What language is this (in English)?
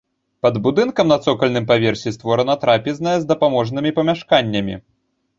Belarusian